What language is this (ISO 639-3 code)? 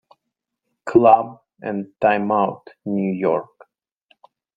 eng